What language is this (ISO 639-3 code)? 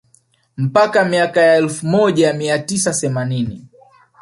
swa